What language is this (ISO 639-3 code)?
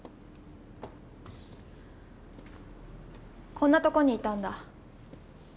jpn